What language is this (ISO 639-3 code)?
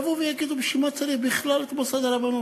heb